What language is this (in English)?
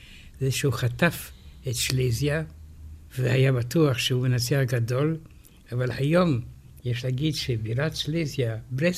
Hebrew